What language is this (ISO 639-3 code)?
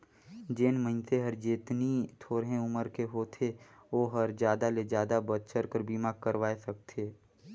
hne